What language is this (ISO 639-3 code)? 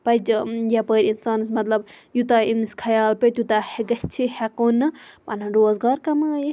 kas